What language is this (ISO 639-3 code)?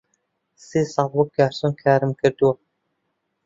ckb